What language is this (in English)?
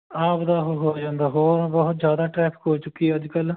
Punjabi